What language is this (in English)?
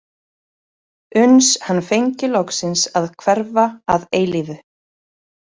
Icelandic